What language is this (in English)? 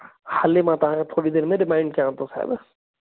Sindhi